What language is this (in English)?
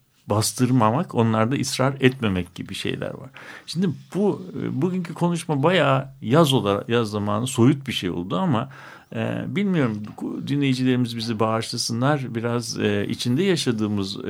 Turkish